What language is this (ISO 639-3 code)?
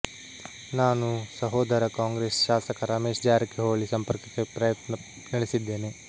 kan